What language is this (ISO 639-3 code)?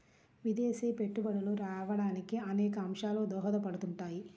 tel